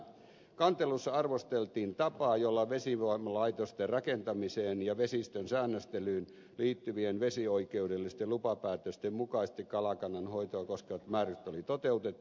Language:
Finnish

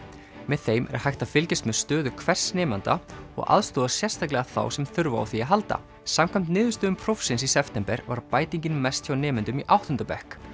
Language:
Icelandic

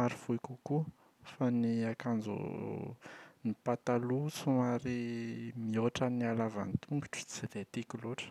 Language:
Malagasy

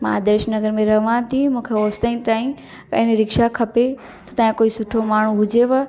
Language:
Sindhi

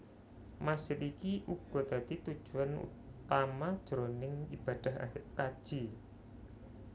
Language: Javanese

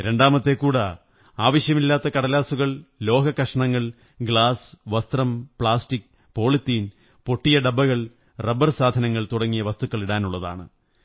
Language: Malayalam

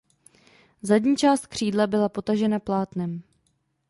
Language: Czech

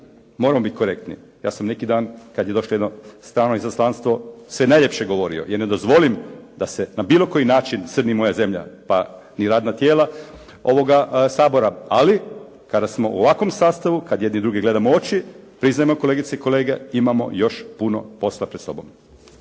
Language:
Croatian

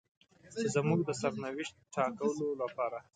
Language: Pashto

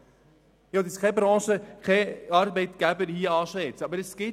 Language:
Swiss German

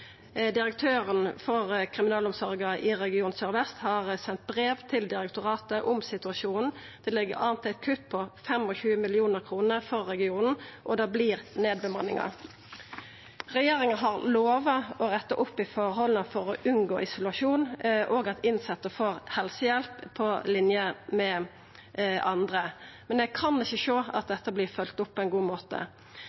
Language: Norwegian Nynorsk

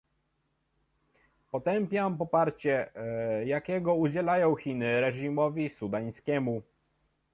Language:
Polish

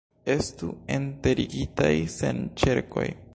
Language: Esperanto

